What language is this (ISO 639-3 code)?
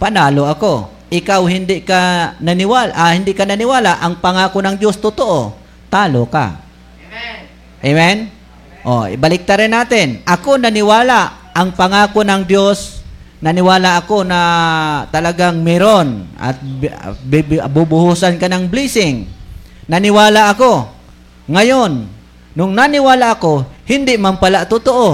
fil